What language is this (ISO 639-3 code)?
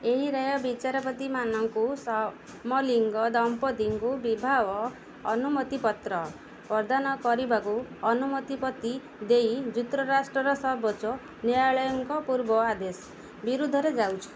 ori